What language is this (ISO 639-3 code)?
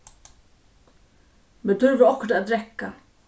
fao